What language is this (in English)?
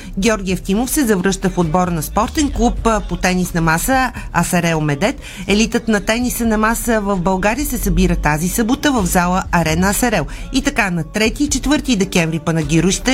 Bulgarian